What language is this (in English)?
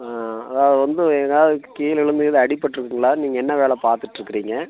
Tamil